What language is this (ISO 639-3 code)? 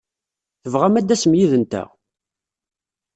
kab